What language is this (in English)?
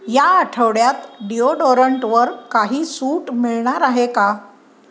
Marathi